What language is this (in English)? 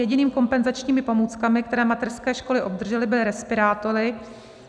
Czech